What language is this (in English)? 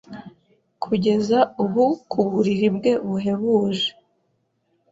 Kinyarwanda